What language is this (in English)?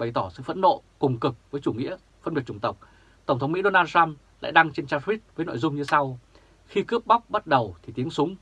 Vietnamese